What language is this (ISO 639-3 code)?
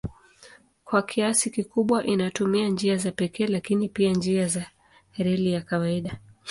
swa